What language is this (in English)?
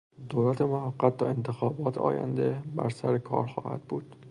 Persian